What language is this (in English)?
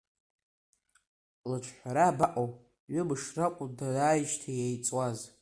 Abkhazian